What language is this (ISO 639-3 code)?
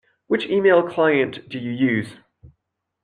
eng